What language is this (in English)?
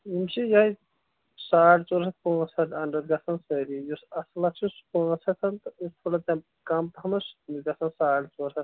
Kashmiri